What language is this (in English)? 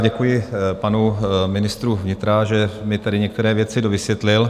Czech